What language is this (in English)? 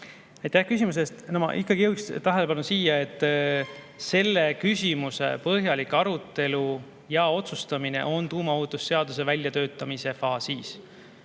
Estonian